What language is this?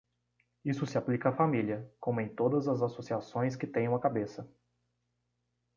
Portuguese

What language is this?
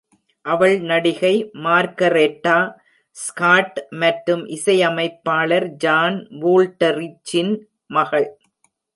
Tamil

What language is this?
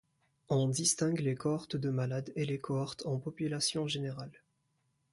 French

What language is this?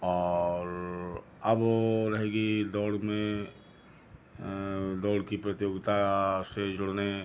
Hindi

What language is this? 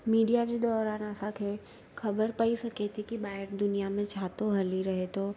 Sindhi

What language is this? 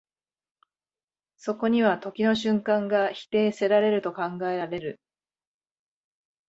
Japanese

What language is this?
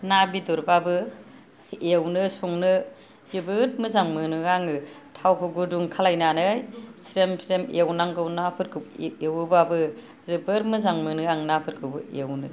Bodo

